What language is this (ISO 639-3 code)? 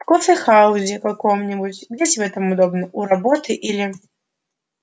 rus